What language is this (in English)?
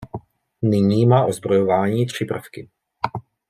Czech